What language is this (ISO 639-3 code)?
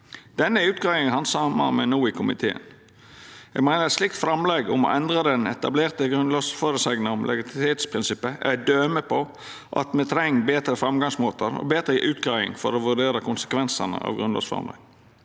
nor